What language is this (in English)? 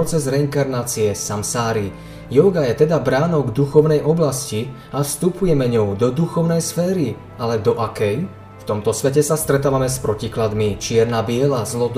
Slovak